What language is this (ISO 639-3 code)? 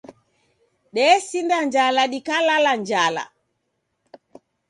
dav